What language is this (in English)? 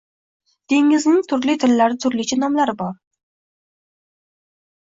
Uzbek